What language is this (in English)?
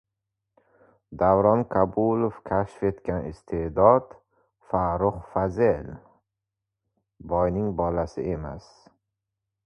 Uzbek